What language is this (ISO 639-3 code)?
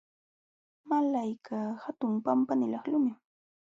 qxw